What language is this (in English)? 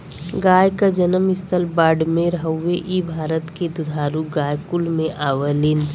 Bhojpuri